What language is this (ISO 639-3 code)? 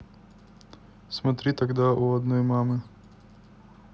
rus